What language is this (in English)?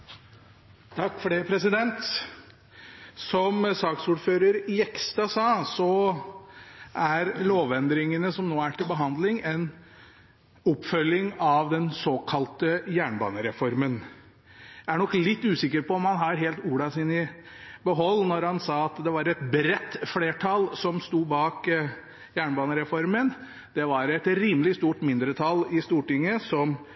Norwegian Bokmål